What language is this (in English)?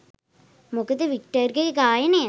Sinhala